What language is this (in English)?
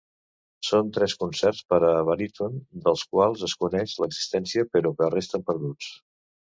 Catalan